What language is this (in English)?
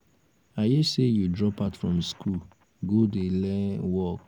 Nigerian Pidgin